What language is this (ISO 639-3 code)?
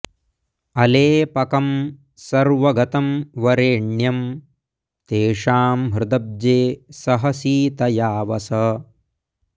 san